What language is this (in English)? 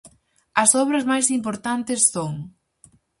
Galician